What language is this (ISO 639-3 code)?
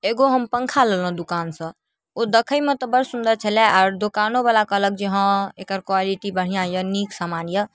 mai